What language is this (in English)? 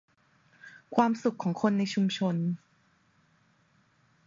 Thai